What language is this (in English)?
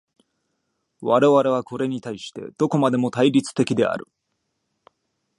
Japanese